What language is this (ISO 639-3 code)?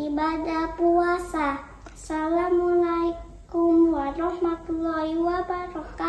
ind